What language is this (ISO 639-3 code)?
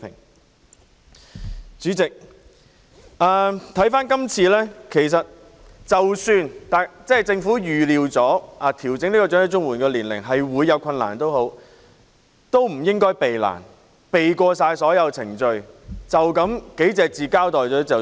yue